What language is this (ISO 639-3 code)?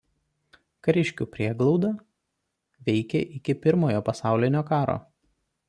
lit